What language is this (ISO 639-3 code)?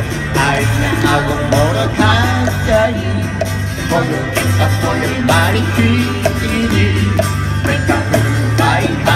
jpn